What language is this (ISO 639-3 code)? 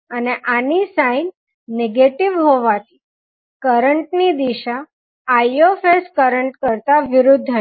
guj